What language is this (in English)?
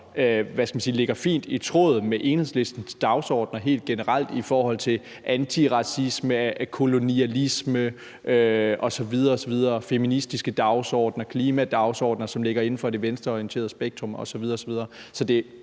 Danish